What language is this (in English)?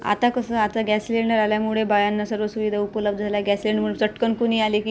Marathi